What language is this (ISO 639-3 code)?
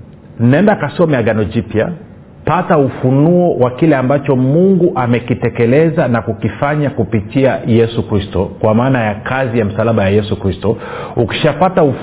swa